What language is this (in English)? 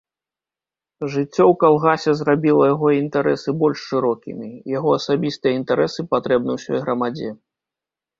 Belarusian